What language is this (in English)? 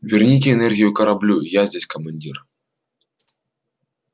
Russian